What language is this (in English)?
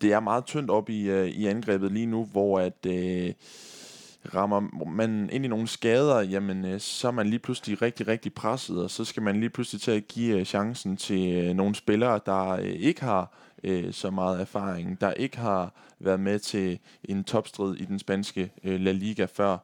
Danish